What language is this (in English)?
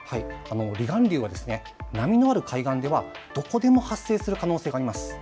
Japanese